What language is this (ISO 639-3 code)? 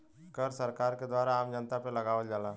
bho